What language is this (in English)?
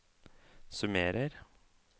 Norwegian